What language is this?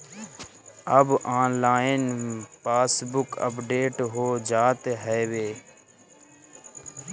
Bhojpuri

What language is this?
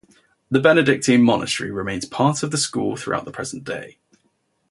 English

